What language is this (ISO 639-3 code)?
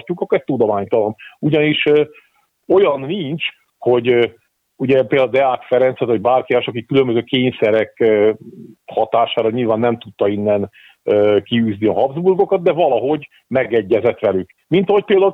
hun